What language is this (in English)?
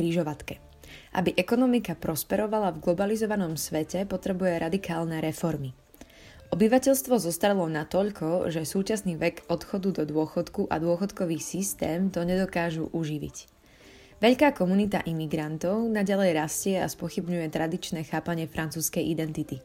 Slovak